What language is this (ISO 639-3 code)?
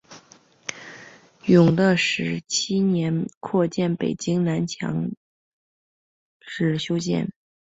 zho